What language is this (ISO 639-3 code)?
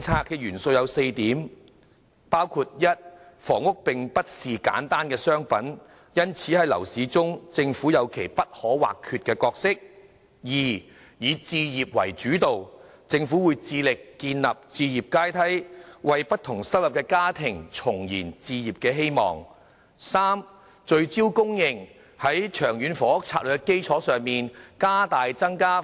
yue